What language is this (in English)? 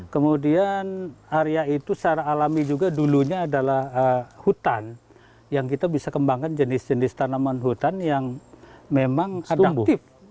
Indonesian